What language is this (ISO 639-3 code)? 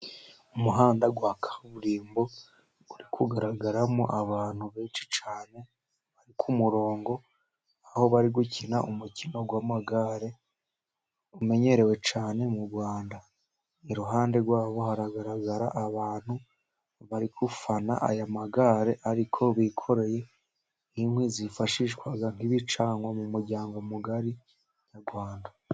kin